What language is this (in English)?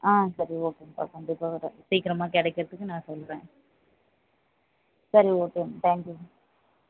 Tamil